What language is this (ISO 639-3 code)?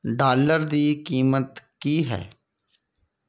pan